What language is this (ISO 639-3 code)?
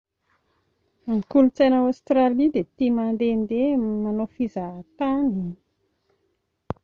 mlg